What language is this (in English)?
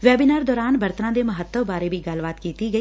Punjabi